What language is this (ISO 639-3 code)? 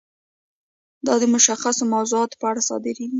pus